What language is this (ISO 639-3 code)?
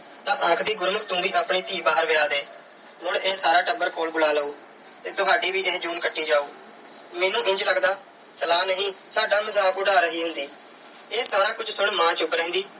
pan